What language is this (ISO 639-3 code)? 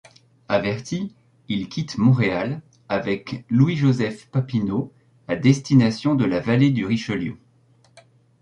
fra